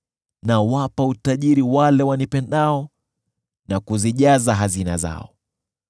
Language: Swahili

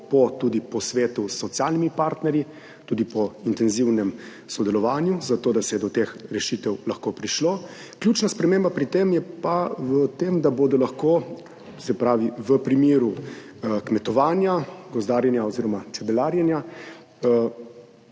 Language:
Slovenian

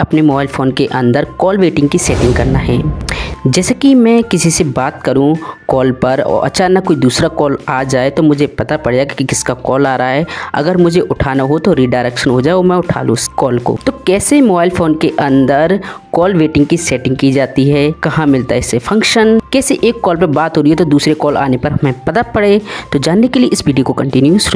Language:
Hindi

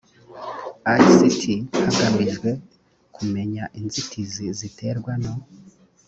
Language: Kinyarwanda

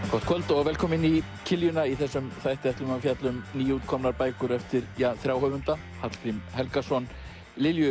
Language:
Icelandic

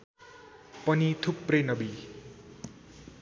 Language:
Nepali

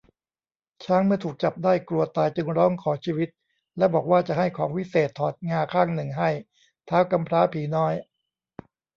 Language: Thai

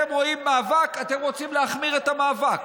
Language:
Hebrew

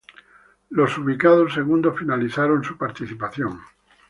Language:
Spanish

